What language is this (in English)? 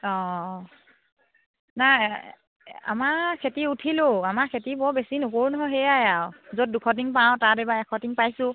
Assamese